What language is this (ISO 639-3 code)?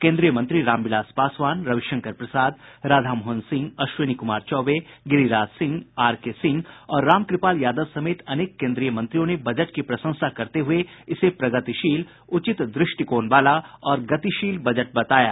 hin